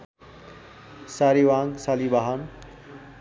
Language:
Nepali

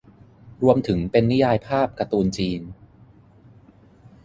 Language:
Thai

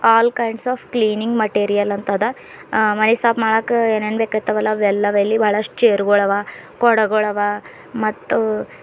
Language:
Kannada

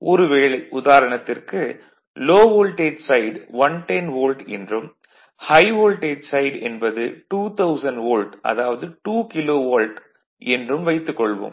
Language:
Tamil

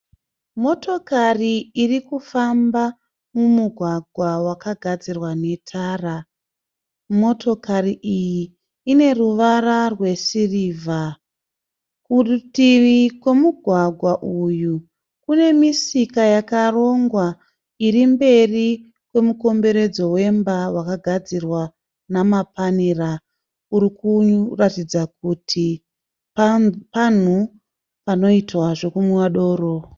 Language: Shona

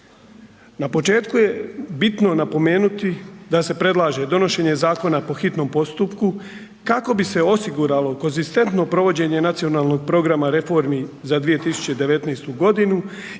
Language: Croatian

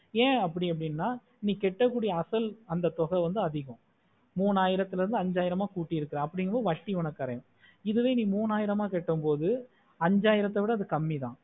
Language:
Tamil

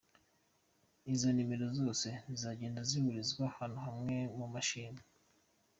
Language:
Kinyarwanda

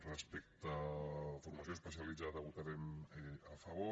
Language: Catalan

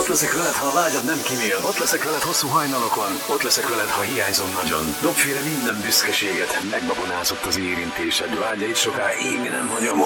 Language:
Hungarian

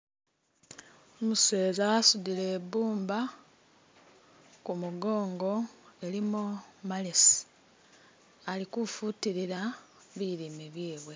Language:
Masaaba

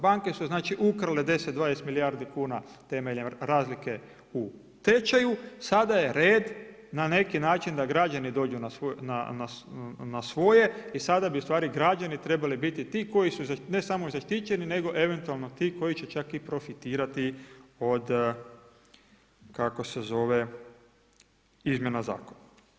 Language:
Croatian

